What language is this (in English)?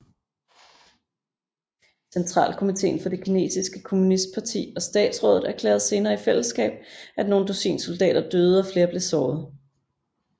Danish